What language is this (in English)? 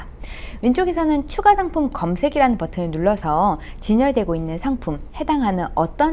Korean